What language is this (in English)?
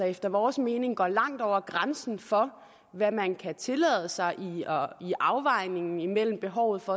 Danish